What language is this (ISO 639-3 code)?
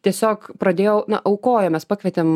lit